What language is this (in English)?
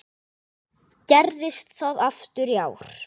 Icelandic